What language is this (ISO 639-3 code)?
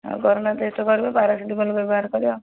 ori